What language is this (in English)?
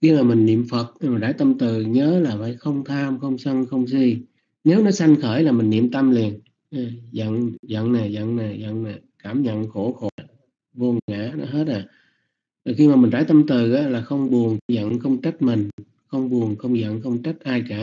Vietnamese